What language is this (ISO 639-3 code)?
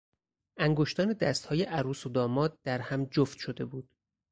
fas